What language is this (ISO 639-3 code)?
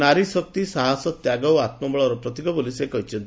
ori